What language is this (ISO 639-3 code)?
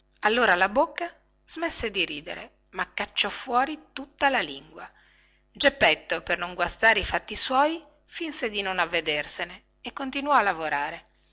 ita